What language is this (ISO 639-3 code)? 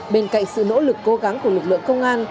vie